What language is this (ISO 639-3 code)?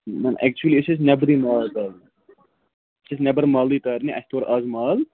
kas